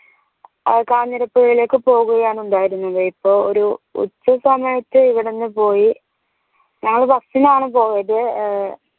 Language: Malayalam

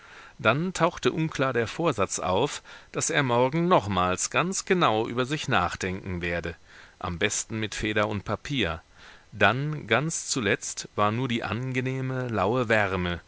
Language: German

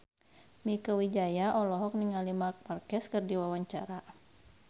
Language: Sundanese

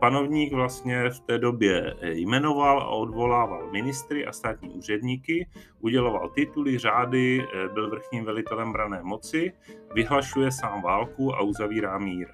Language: Czech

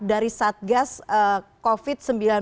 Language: Indonesian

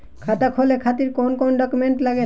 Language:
Bhojpuri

